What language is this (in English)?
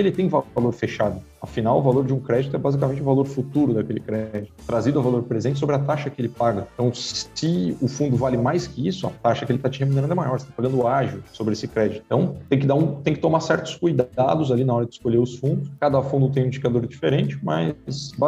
Portuguese